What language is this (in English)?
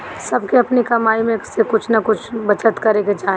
Bhojpuri